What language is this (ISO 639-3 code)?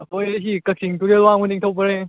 mni